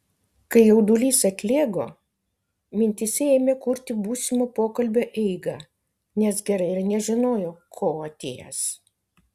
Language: Lithuanian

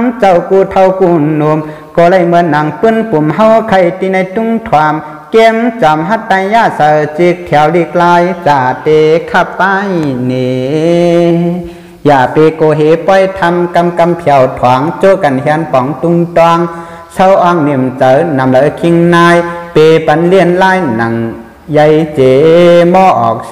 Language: Thai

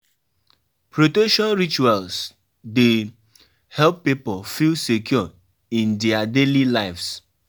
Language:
Nigerian Pidgin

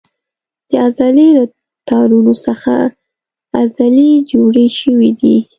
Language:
Pashto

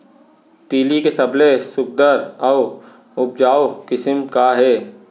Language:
Chhattisgarhi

